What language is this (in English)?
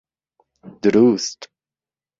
Central Kurdish